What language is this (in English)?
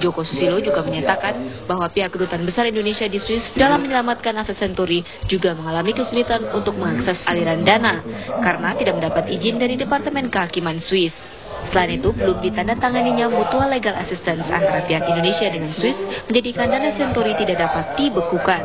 Indonesian